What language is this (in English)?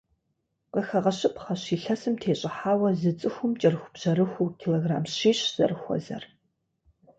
Kabardian